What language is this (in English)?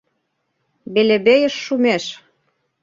Mari